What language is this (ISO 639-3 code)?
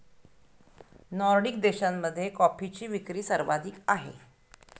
mar